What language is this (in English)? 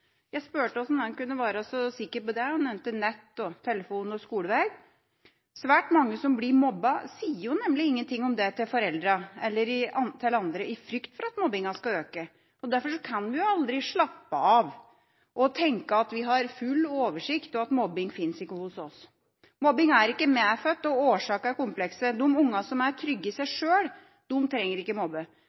Norwegian Bokmål